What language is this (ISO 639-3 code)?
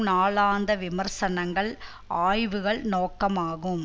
tam